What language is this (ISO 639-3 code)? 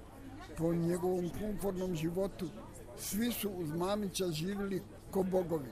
hrv